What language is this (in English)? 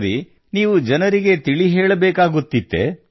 Kannada